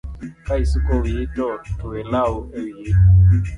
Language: Luo (Kenya and Tanzania)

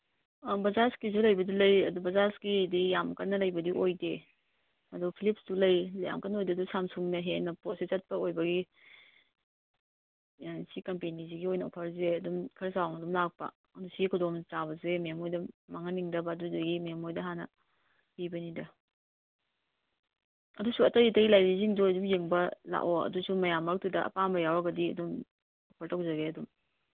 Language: Manipuri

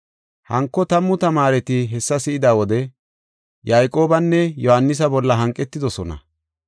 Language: Gofa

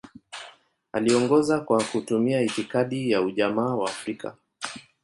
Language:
Swahili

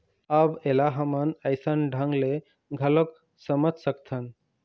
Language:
Chhattisgarhi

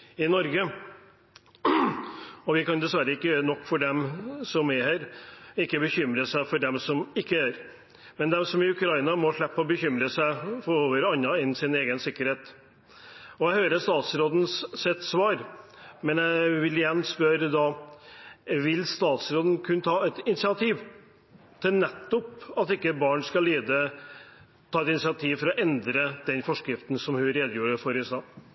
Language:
Norwegian Bokmål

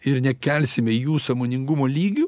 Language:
Lithuanian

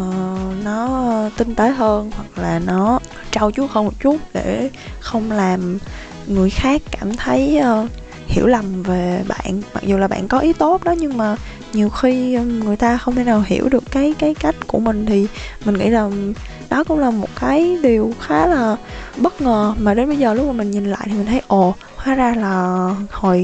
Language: Vietnamese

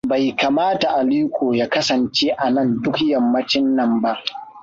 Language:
Hausa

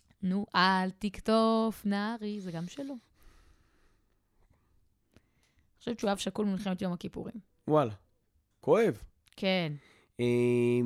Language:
Hebrew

